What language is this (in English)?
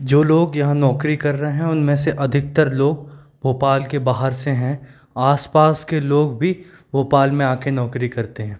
Hindi